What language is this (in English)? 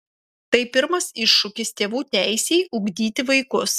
Lithuanian